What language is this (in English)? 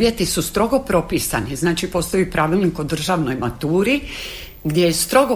Croatian